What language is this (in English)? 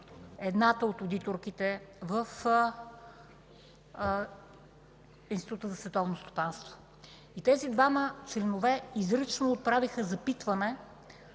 Bulgarian